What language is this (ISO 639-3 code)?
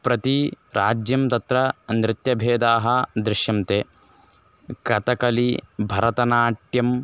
san